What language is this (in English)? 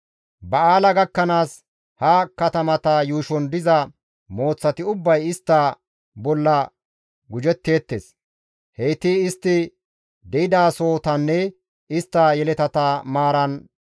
Gamo